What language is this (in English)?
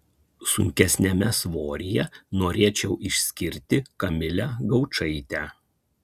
Lithuanian